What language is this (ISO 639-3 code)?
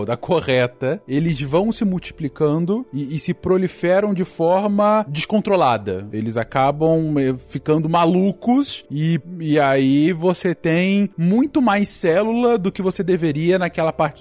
por